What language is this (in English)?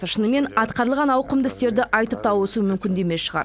Kazakh